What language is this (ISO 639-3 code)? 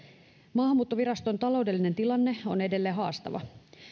fin